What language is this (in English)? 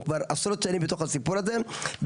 Hebrew